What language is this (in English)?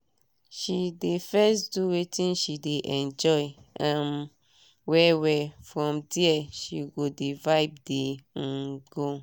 Nigerian Pidgin